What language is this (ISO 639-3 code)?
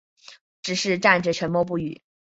zho